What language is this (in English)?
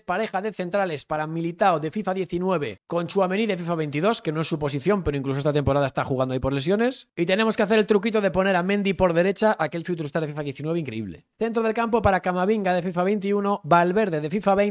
Spanish